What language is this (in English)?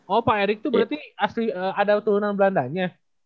Indonesian